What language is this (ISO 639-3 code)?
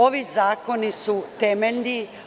srp